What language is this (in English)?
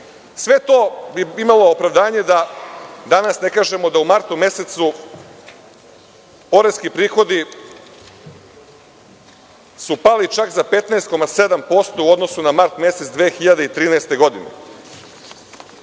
Serbian